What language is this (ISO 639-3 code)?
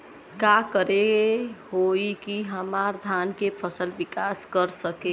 bho